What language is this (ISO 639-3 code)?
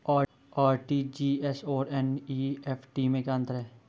hin